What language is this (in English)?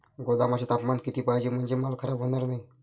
Marathi